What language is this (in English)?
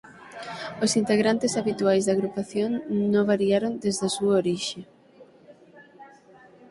Galician